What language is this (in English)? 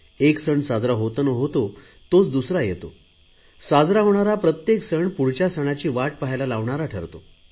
Marathi